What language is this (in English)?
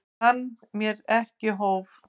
Icelandic